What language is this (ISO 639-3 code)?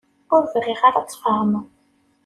kab